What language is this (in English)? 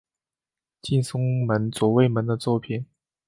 Chinese